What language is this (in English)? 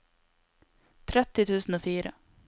Norwegian